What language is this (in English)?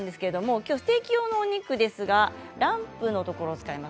Japanese